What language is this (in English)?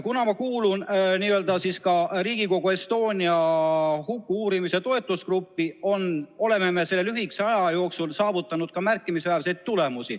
Estonian